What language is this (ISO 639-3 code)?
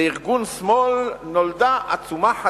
heb